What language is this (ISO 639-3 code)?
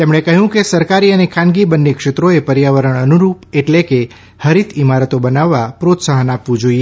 guj